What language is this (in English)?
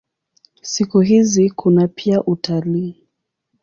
Swahili